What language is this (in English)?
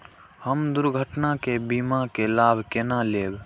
Maithili